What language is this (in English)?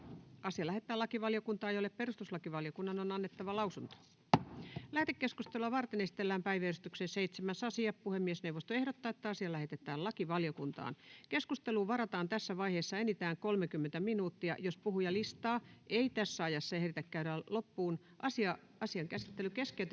Finnish